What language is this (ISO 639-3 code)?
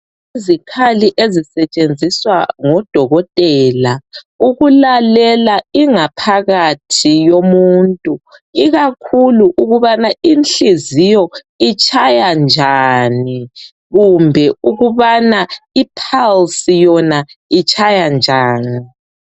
nde